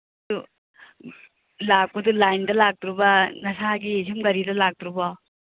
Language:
Manipuri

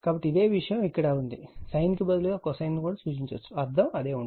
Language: Telugu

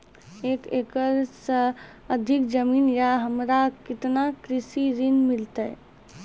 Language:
Maithili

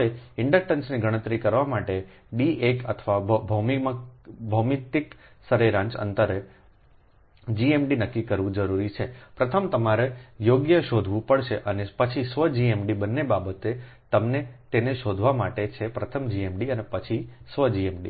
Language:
Gujarati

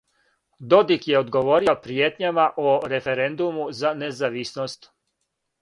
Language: Serbian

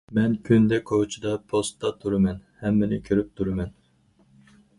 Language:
Uyghur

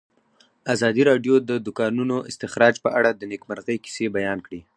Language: Pashto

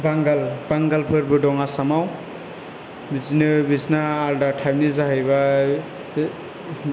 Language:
Bodo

